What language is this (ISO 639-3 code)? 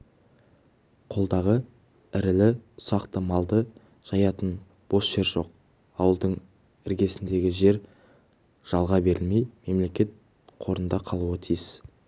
kaz